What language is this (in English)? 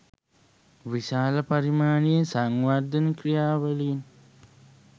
Sinhala